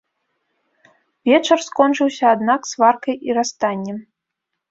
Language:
Belarusian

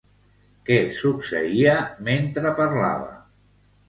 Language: Catalan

